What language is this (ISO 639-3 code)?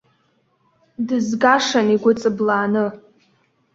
abk